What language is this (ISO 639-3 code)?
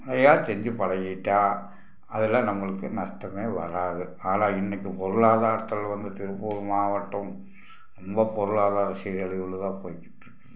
tam